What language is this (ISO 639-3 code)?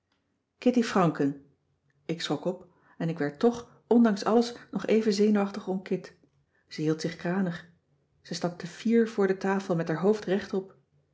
nld